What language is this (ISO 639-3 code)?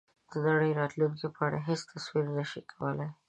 pus